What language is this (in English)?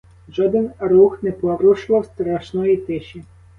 Ukrainian